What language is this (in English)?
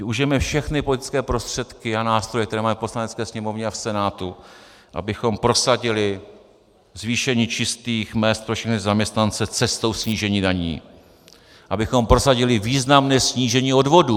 Czech